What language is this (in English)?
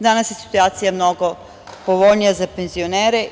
Serbian